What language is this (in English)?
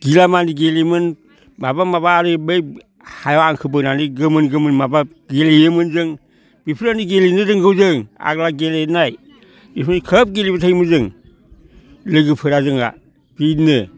Bodo